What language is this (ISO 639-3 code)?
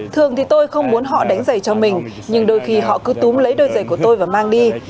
vie